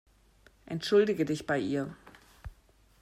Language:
German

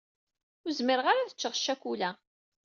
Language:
Kabyle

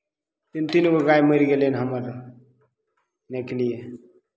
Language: Maithili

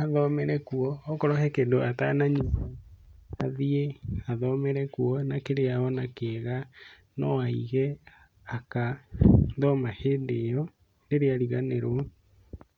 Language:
Kikuyu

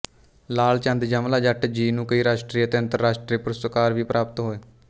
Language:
Punjabi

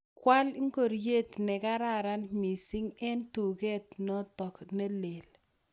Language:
Kalenjin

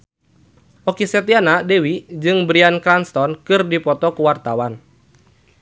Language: Sundanese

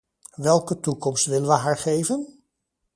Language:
Dutch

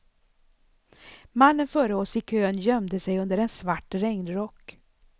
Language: Swedish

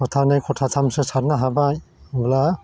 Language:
Bodo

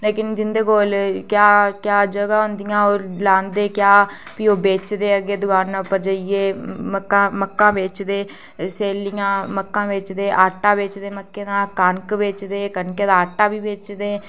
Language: Dogri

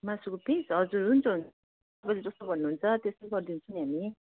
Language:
Nepali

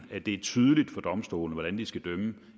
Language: Danish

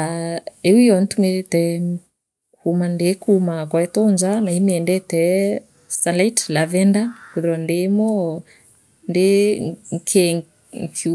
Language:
Meru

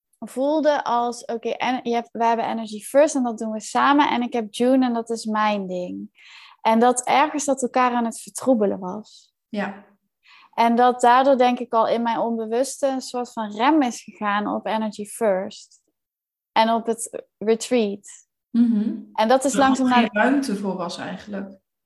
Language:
Dutch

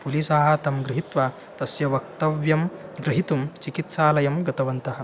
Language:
Sanskrit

